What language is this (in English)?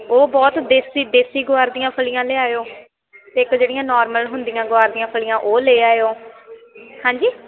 Punjabi